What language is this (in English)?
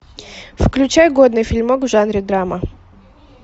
Russian